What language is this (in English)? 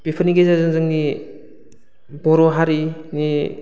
Bodo